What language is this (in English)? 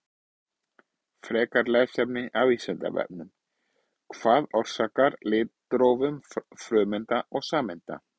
Icelandic